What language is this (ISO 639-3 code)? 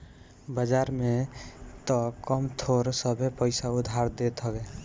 bho